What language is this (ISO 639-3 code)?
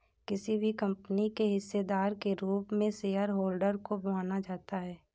hin